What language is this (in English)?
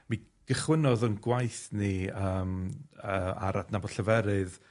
Welsh